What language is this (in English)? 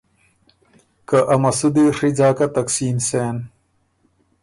Ormuri